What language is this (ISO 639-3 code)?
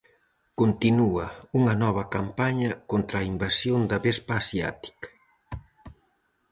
glg